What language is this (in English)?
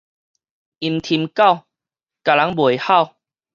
Min Nan Chinese